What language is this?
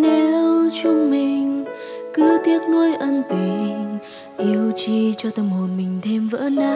Vietnamese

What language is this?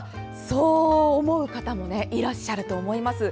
Japanese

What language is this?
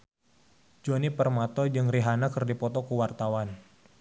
Sundanese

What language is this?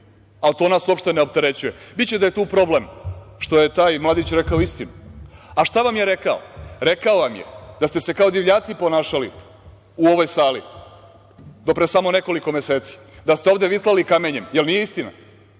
Serbian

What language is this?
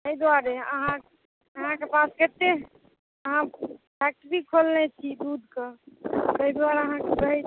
Maithili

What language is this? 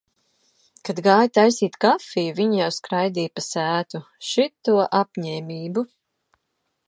Latvian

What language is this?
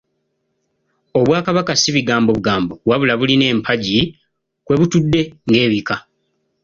Ganda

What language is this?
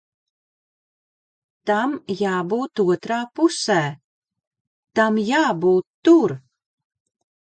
Latvian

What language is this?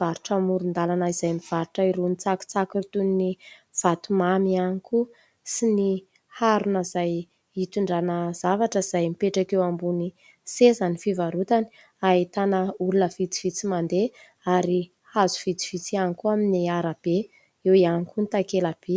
Malagasy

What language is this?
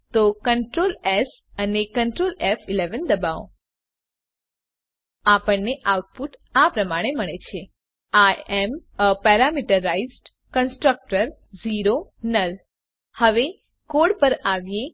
Gujarati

